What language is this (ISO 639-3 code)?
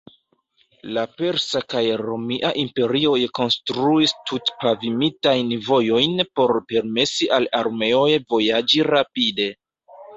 epo